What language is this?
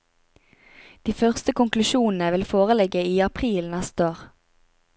Norwegian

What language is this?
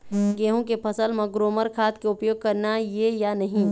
Chhattisgarhi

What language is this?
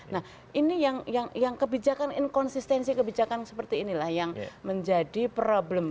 Indonesian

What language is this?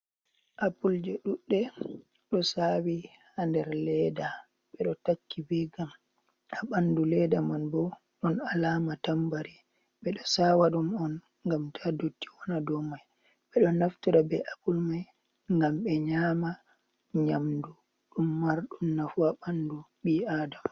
Fula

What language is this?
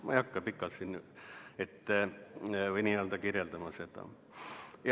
Estonian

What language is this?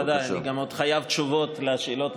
Hebrew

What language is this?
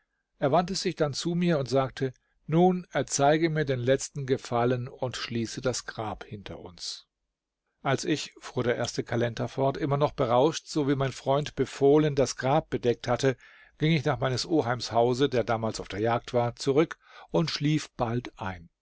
German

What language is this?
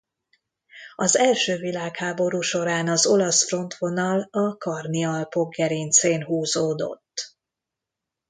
Hungarian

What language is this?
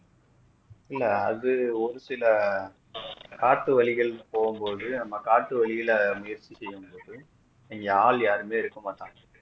Tamil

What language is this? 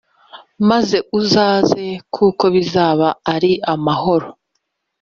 Kinyarwanda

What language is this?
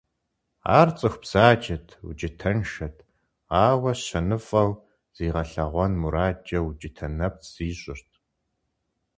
Kabardian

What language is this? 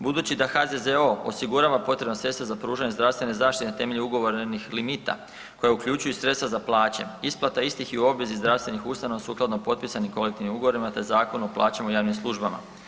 Croatian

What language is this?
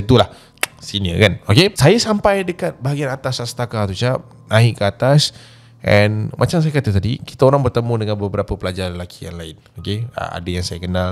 Malay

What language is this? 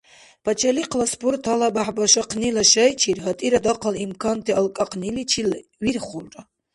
Dargwa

